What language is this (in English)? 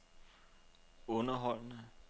Danish